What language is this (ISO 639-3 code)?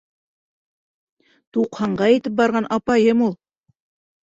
bak